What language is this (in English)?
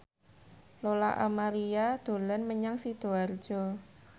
Javanese